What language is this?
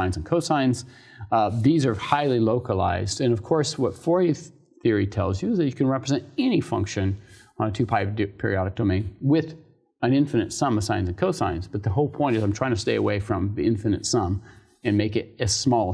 English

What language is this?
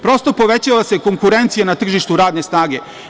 Serbian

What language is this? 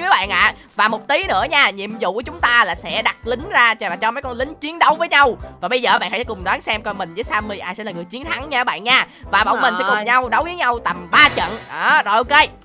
Vietnamese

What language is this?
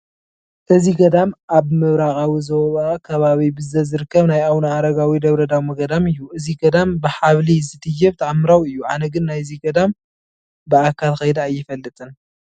Tigrinya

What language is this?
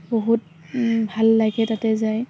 Assamese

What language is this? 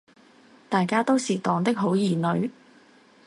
Cantonese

